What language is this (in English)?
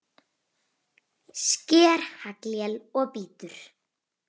Icelandic